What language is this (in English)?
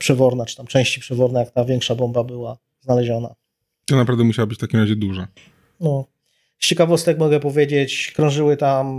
Polish